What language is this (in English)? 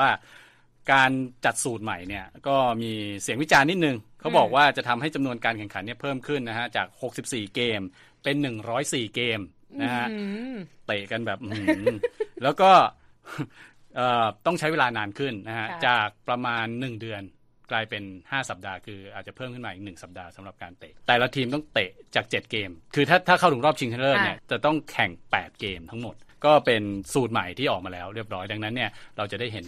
Thai